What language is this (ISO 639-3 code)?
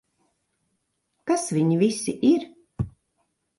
lav